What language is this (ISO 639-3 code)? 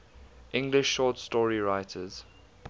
eng